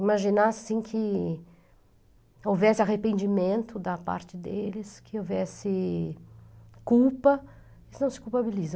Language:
Portuguese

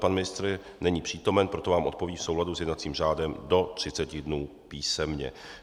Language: Czech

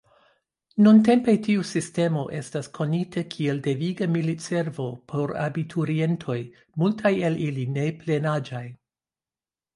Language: Esperanto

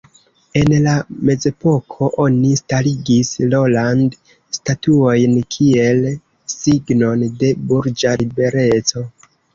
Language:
Esperanto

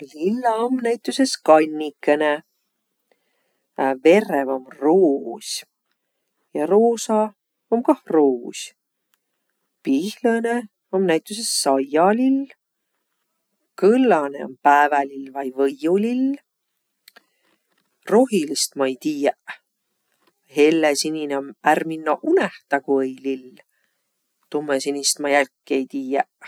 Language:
Võro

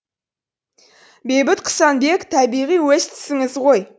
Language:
Kazakh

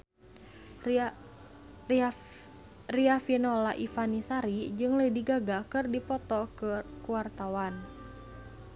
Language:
Sundanese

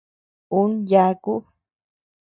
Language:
Tepeuxila Cuicatec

